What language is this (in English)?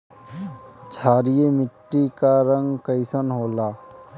Bhojpuri